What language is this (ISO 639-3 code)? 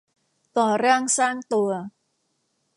tha